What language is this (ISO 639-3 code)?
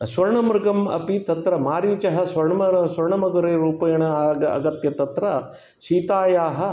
san